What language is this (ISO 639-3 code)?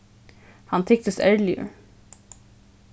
fao